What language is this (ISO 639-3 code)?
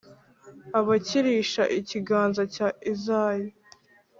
kin